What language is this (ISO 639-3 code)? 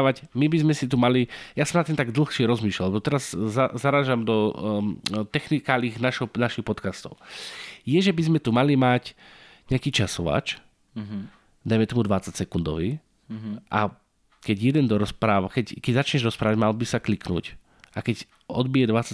slk